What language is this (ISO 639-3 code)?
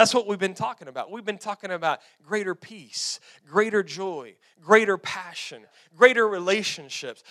eng